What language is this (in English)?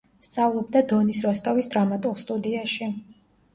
Georgian